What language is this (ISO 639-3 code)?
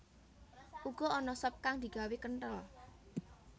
jav